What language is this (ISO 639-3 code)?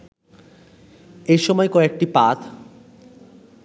ben